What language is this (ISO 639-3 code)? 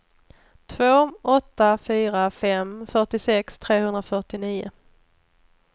swe